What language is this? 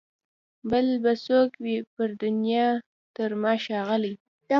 Pashto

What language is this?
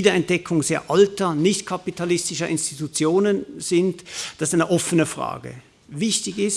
German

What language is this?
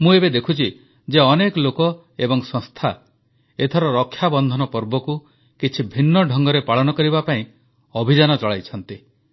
Odia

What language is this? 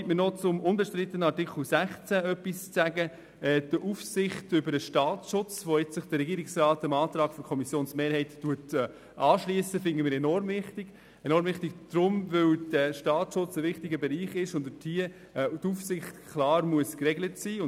Swiss German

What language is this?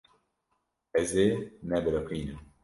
Kurdish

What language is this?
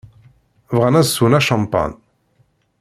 Kabyle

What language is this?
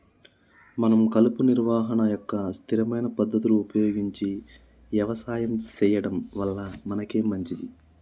Telugu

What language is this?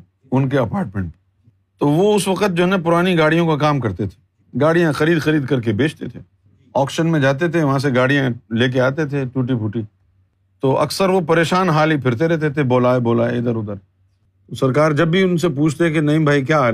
Urdu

